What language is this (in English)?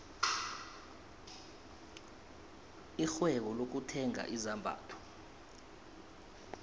South Ndebele